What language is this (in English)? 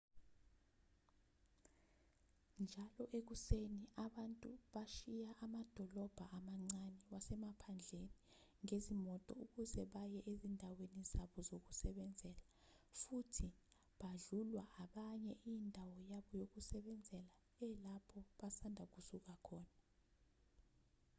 Zulu